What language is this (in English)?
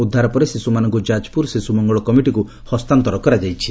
Odia